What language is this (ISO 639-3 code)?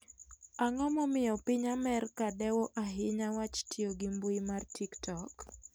luo